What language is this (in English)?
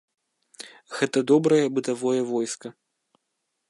Belarusian